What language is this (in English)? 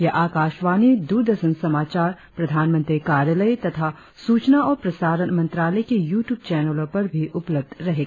Hindi